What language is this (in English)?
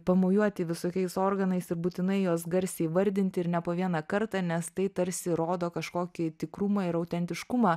Lithuanian